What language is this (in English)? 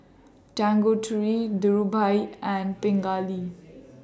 English